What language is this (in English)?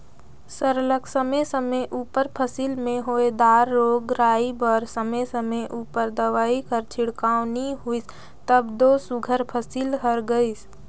Chhattisgarhi